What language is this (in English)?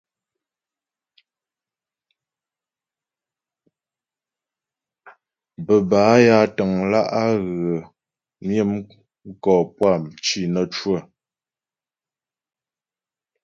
Ghomala